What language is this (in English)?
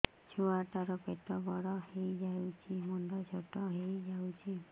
Odia